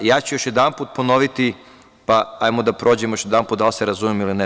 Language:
Serbian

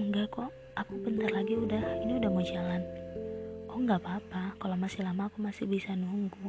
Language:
Indonesian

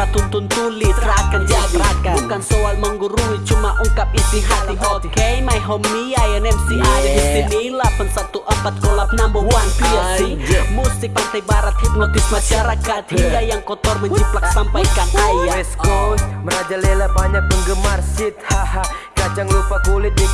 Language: Indonesian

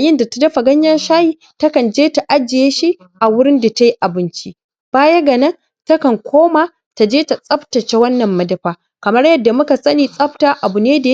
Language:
Hausa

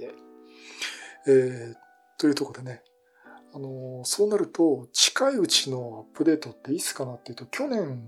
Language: Japanese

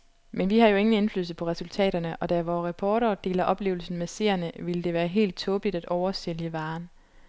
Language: Danish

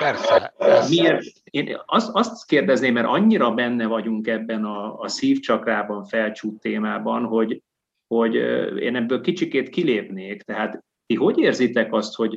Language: Hungarian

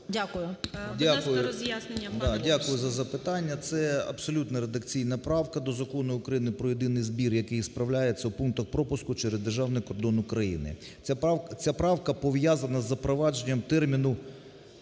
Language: Ukrainian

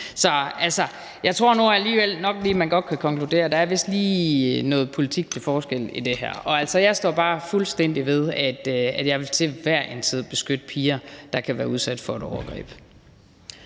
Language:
Danish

